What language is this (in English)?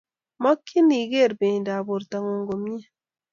Kalenjin